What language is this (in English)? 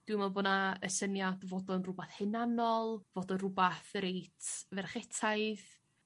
Welsh